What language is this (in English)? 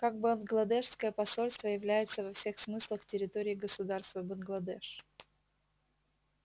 Russian